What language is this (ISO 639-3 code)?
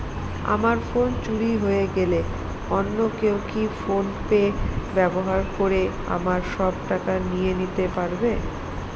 ben